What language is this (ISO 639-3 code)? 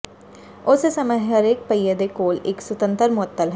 pan